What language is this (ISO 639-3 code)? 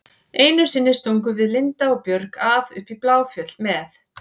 isl